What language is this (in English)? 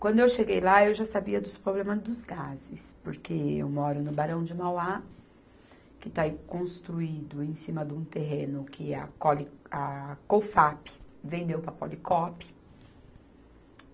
Portuguese